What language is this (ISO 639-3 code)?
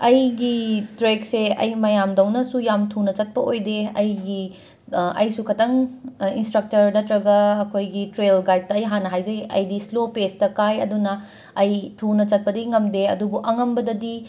mni